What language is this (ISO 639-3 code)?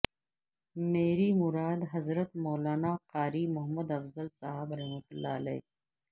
urd